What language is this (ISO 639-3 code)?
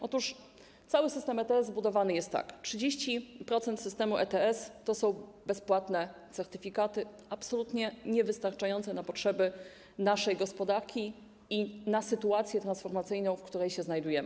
pol